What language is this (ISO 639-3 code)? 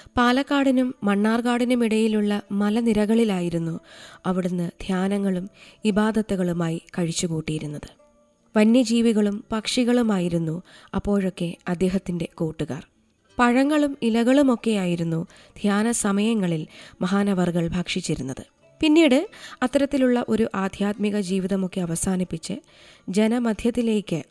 mal